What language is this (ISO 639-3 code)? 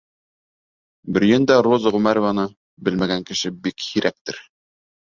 bak